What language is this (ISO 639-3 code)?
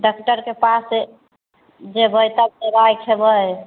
mai